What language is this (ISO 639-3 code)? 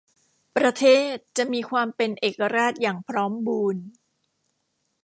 tha